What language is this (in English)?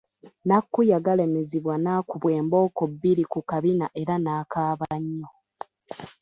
Ganda